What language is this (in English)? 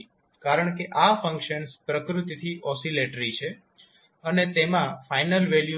Gujarati